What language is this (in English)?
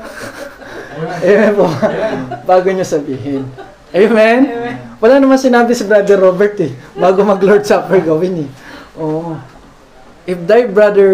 Filipino